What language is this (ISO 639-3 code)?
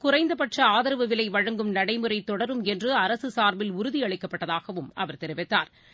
tam